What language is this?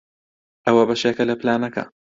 Central Kurdish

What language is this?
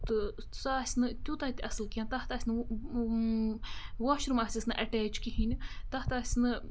Kashmiri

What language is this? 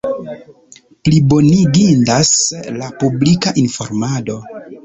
Esperanto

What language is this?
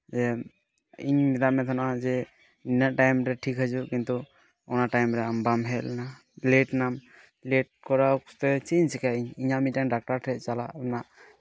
Santali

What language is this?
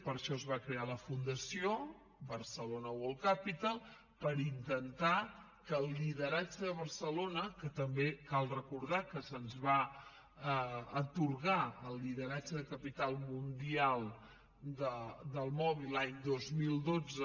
Catalan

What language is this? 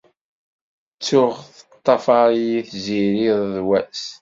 Kabyle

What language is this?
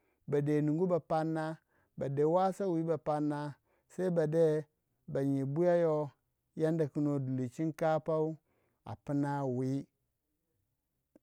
Waja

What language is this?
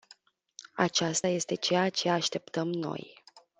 Romanian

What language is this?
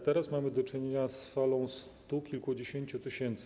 Polish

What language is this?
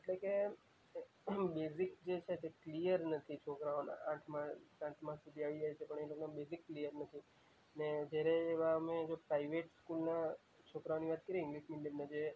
Gujarati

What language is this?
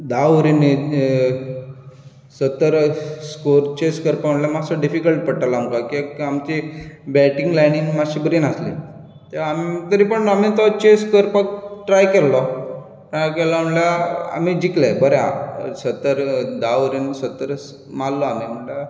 Konkani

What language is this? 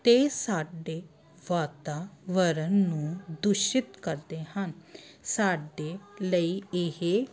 Punjabi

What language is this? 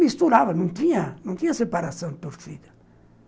Portuguese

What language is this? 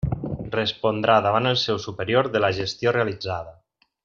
Catalan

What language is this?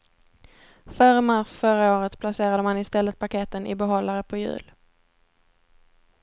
Swedish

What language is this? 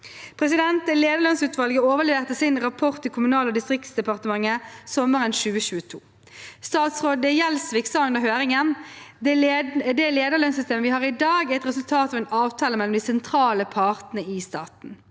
Norwegian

